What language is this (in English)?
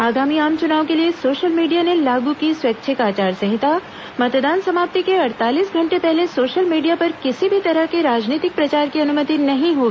Hindi